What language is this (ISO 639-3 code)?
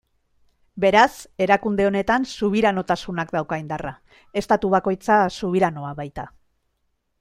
eus